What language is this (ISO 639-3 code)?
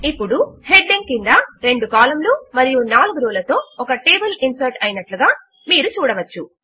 tel